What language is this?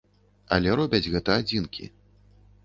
Belarusian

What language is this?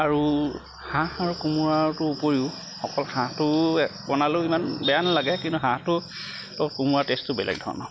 Assamese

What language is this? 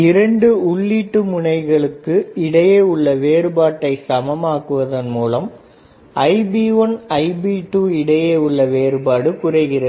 Tamil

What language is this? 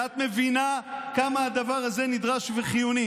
Hebrew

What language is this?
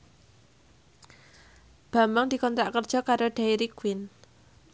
Javanese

